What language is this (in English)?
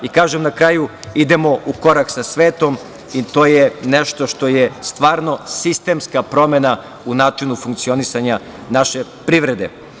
Serbian